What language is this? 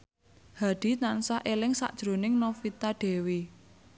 Javanese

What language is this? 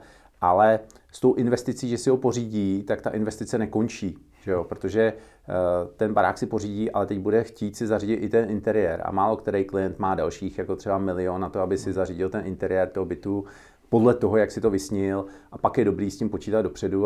Czech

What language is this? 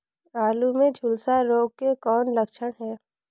Chhattisgarhi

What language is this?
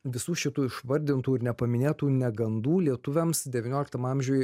Lithuanian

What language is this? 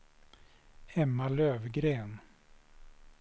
Swedish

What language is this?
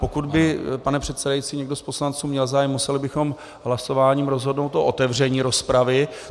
Czech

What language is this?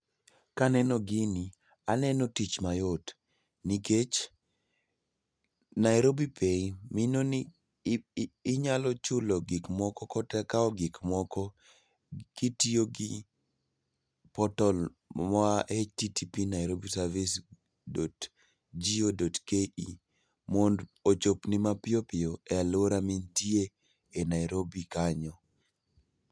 Luo (Kenya and Tanzania)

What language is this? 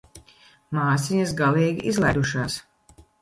Latvian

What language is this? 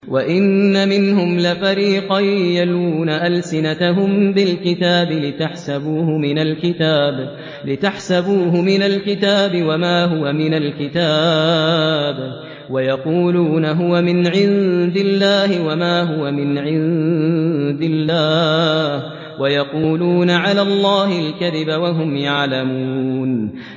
Arabic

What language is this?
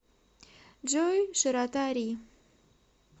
Russian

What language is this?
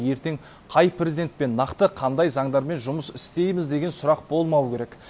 Kazakh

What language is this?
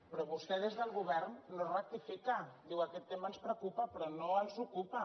Catalan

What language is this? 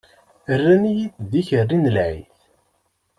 Kabyle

